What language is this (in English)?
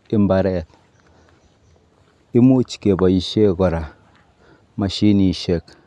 Kalenjin